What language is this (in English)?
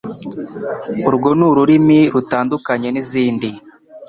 Kinyarwanda